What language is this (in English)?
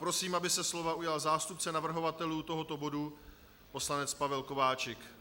Czech